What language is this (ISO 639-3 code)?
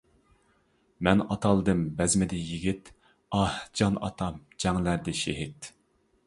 uig